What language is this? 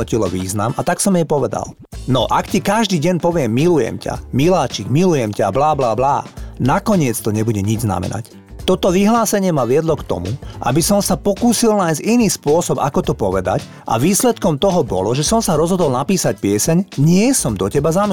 Slovak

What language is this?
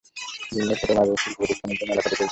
Bangla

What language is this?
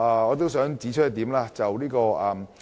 Cantonese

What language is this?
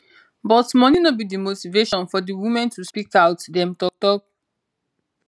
Nigerian Pidgin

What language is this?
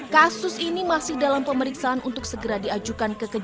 Indonesian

